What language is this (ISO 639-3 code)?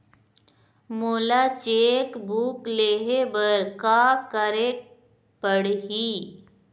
hne